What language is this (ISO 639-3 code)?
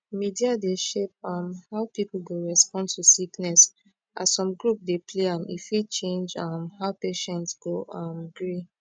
pcm